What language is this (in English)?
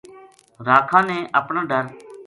Gujari